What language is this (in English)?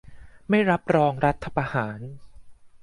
Thai